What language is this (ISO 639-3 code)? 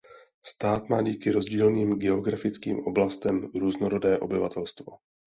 ces